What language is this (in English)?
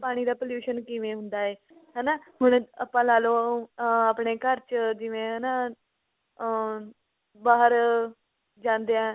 Punjabi